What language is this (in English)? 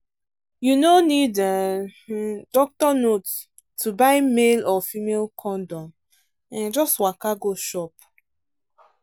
Nigerian Pidgin